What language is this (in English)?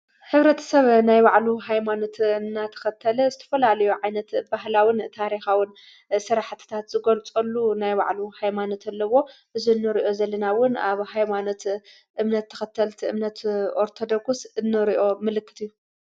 Tigrinya